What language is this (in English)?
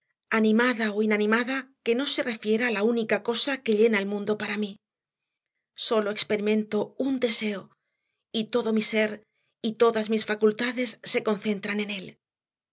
Spanish